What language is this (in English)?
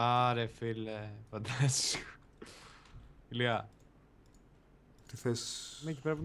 Greek